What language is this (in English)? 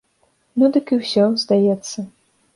Belarusian